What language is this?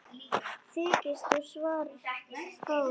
Icelandic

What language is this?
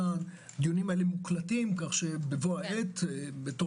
Hebrew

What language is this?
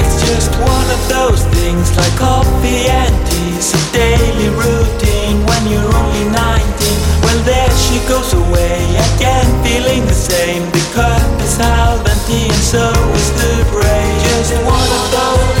Greek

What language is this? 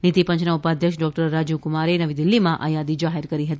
Gujarati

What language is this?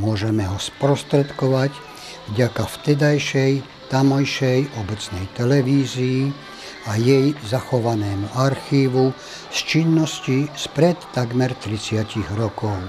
Czech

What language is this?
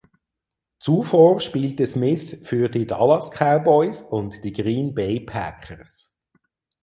German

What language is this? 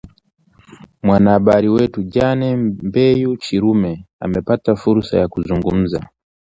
Swahili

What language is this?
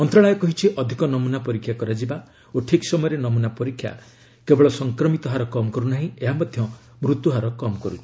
Odia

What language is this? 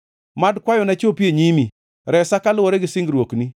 Luo (Kenya and Tanzania)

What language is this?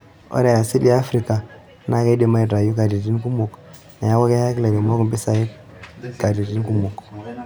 Masai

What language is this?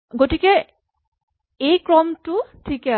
Assamese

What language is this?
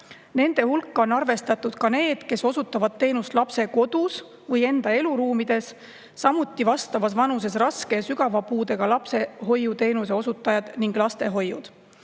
Estonian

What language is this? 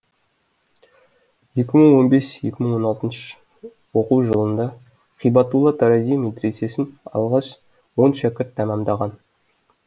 Kazakh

